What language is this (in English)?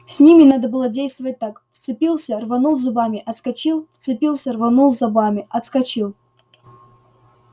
Russian